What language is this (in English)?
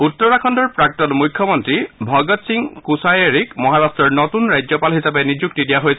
Assamese